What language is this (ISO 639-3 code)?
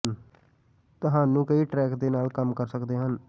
pan